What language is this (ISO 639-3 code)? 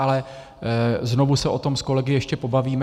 ces